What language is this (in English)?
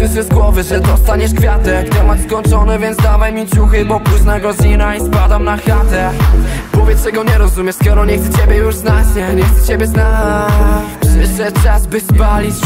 Polish